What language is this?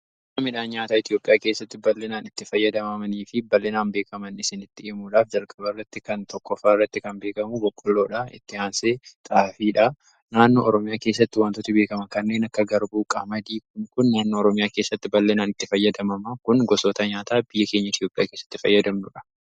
Oromo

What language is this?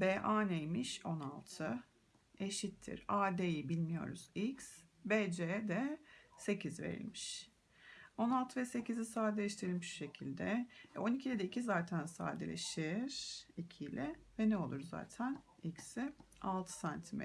Turkish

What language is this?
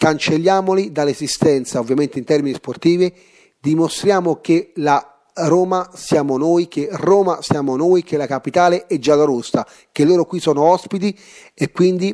Italian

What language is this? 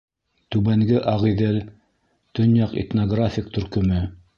Bashkir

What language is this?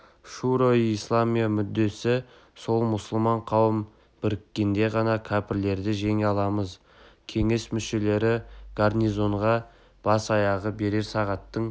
Kazakh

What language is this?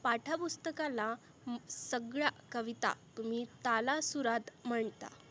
Marathi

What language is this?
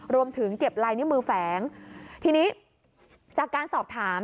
Thai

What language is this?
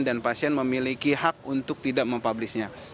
Indonesian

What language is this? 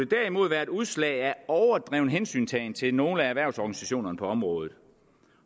Danish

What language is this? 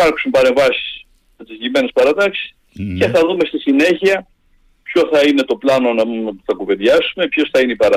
Greek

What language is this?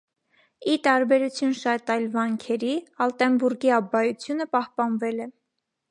Armenian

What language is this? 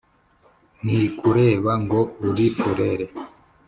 Kinyarwanda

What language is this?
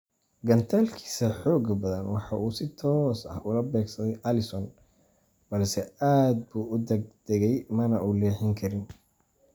Somali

